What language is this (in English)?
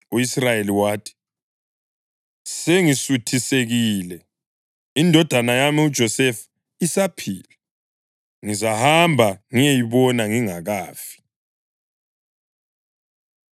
North Ndebele